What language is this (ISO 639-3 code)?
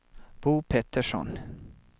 swe